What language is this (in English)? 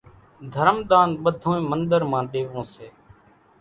Kachi Koli